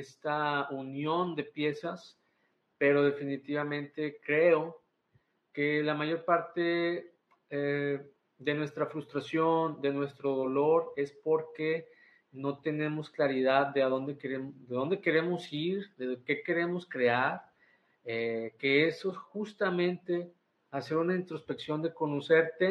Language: Spanish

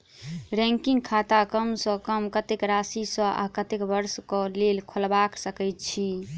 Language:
Maithili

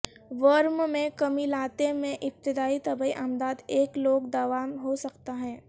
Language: Urdu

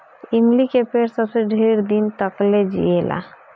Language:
Bhojpuri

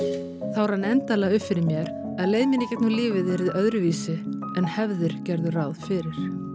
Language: Icelandic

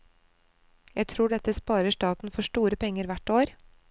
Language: Norwegian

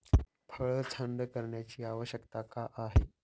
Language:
Marathi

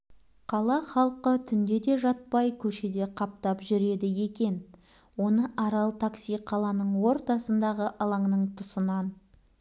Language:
Kazakh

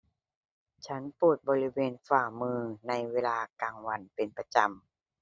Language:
Thai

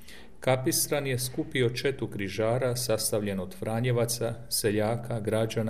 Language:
Croatian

